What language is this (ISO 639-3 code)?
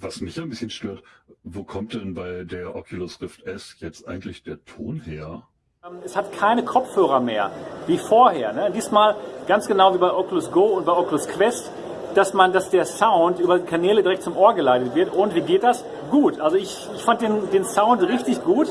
deu